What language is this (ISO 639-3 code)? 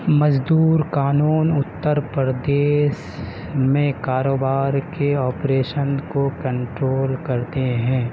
urd